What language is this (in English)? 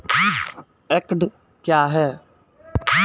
Maithili